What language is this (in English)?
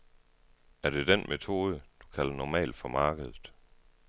Danish